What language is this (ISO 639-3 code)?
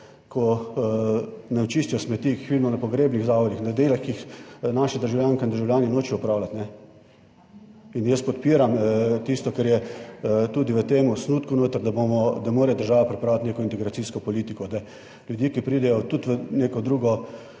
slv